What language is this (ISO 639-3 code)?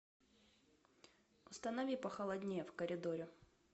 rus